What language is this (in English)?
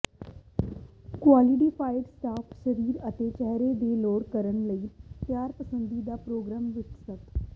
Punjabi